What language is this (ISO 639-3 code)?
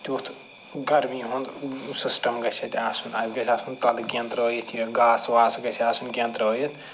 kas